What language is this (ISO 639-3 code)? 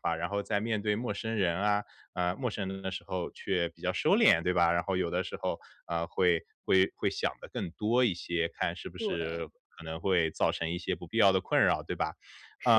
zho